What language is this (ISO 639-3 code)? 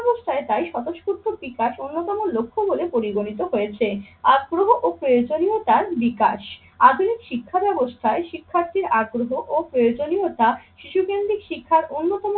ben